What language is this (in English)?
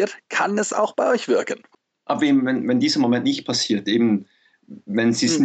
German